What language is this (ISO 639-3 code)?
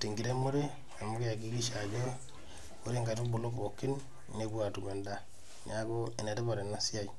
mas